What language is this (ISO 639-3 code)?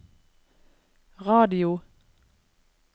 nor